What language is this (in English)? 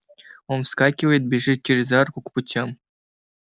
Russian